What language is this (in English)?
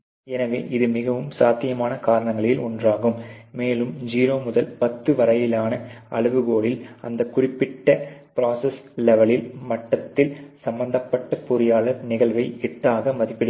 Tamil